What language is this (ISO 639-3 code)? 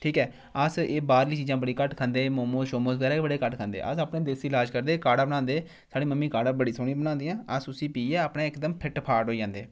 doi